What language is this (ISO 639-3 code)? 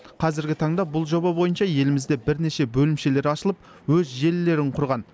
kaz